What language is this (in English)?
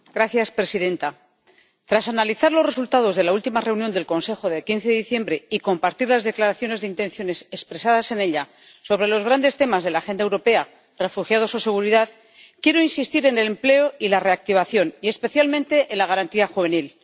Spanish